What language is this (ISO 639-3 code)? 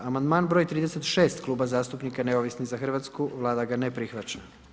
hrv